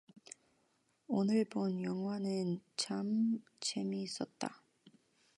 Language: Korean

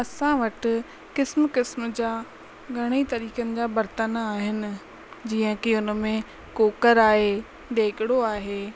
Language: Sindhi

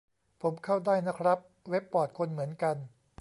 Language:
Thai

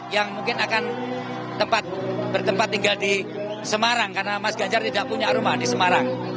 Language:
Indonesian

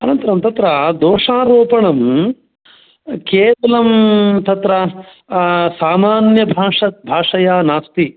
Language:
Sanskrit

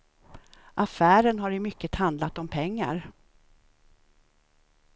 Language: Swedish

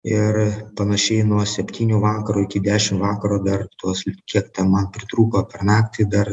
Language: Lithuanian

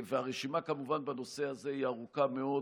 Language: Hebrew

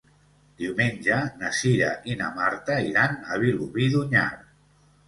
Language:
Catalan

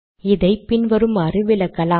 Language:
Tamil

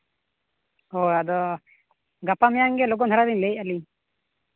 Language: Santali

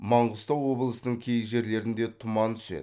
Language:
Kazakh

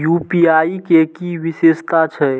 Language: Maithili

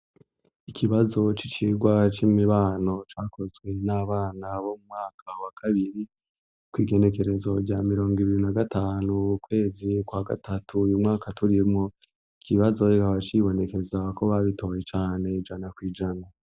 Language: Rundi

